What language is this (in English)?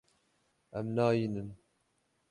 Kurdish